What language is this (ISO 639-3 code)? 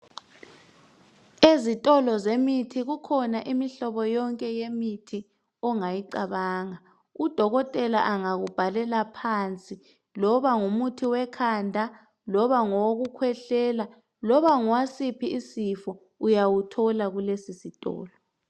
nde